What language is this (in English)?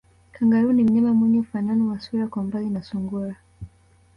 Swahili